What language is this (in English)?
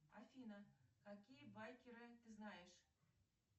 Russian